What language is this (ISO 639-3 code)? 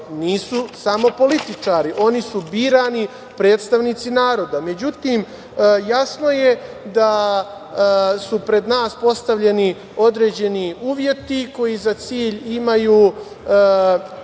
srp